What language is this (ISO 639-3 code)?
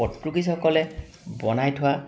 asm